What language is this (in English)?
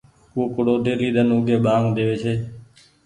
Goaria